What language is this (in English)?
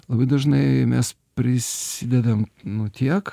Lithuanian